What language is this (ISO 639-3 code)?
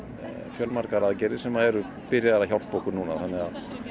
isl